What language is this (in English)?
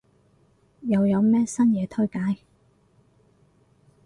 Cantonese